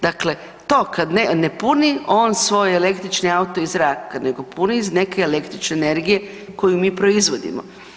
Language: Croatian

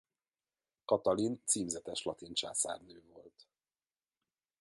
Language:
Hungarian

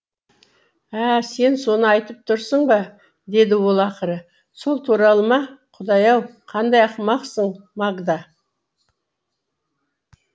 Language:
Kazakh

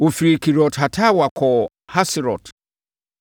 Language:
Akan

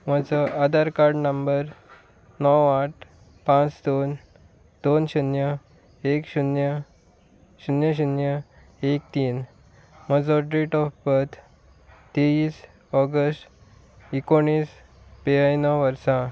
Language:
Konkani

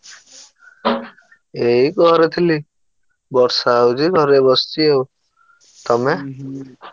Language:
Odia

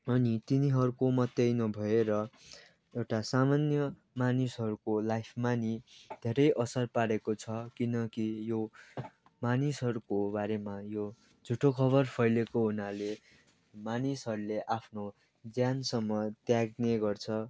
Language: Nepali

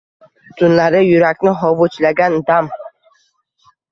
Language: Uzbek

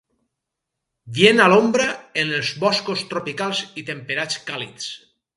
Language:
Catalan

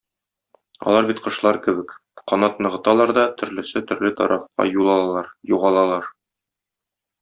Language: Tatar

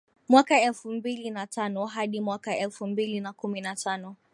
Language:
Swahili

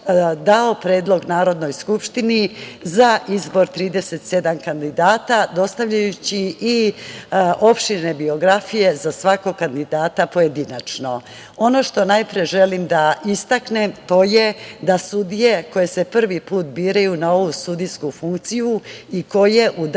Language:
Serbian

